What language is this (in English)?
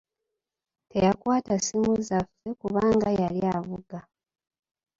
Ganda